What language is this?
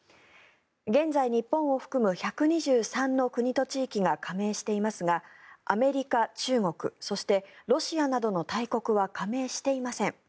Japanese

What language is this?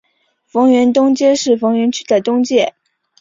Chinese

